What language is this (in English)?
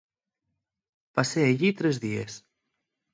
Asturian